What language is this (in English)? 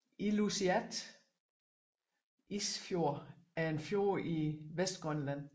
Danish